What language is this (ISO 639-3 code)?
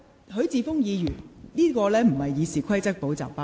yue